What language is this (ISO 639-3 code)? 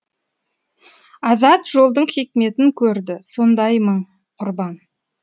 kaz